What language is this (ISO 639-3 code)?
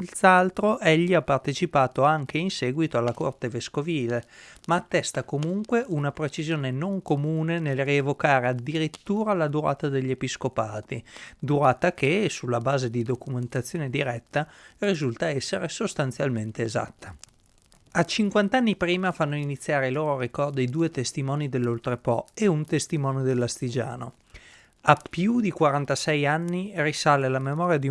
ita